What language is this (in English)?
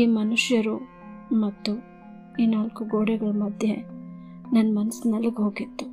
Kannada